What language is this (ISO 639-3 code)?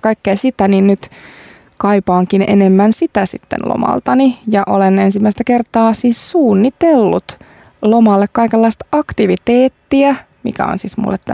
fin